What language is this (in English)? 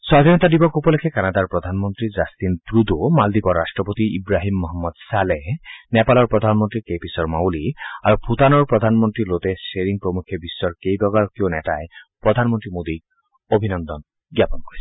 Assamese